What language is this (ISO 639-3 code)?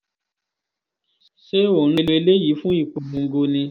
yor